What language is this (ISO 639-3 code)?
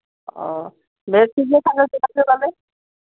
sat